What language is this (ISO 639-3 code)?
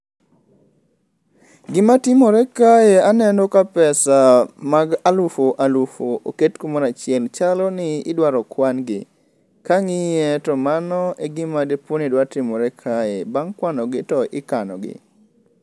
luo